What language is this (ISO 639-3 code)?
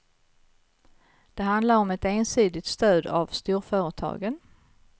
swe